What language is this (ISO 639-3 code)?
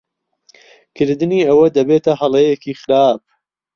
ckb